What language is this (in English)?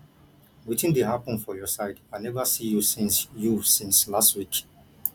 Nigerian Pidgin